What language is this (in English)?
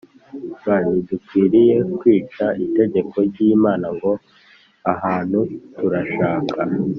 Kinyarwanda